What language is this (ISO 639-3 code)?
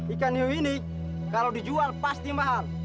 ind